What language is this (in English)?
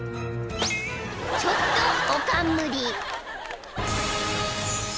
Japanese